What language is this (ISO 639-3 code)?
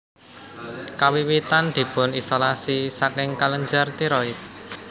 jav